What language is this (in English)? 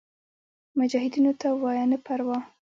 Pashto